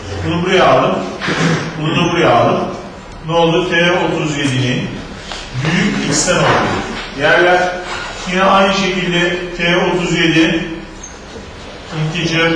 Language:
Turkish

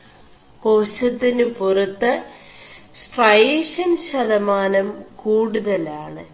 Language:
Malayalam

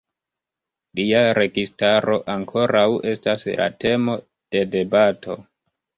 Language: Esperanto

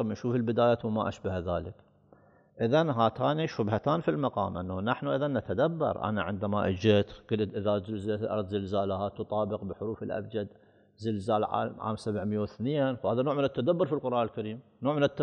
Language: Arabic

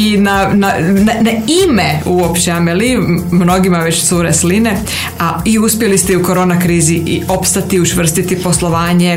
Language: Croatian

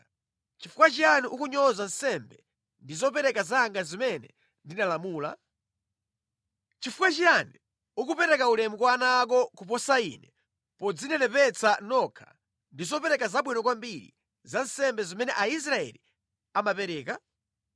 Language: Nyanja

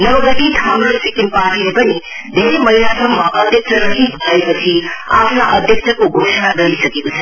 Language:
Nepali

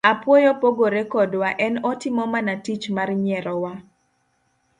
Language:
Luo (Kenya and Tanzania)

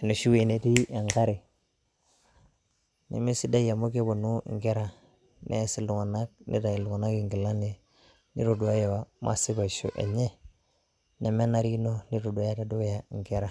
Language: Masai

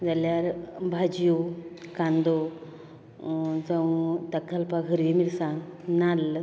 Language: Konkani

